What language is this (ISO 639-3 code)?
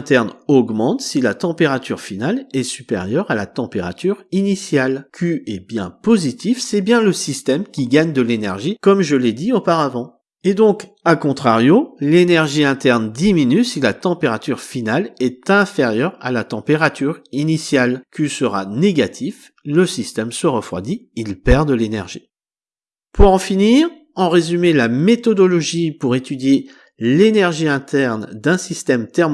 fra